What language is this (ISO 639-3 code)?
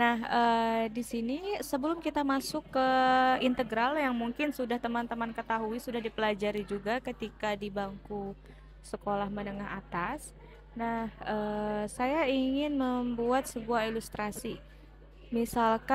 ind